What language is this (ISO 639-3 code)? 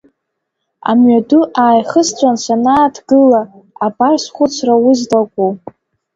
abk